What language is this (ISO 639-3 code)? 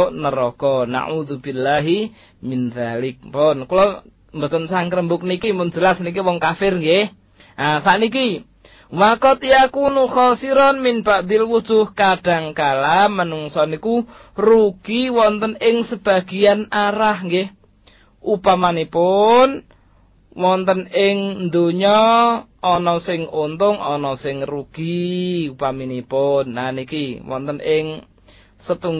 msa